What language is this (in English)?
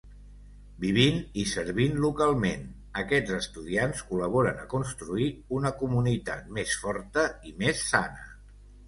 Catalan